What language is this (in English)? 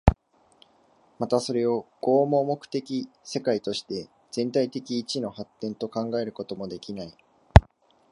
Japanese